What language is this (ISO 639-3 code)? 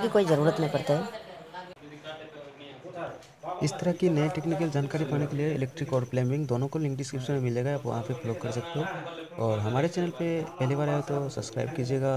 hin